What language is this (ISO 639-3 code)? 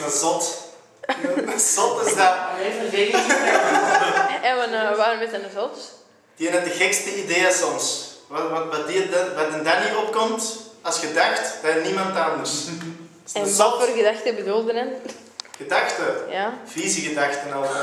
nld